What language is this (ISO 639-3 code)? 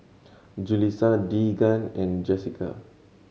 eng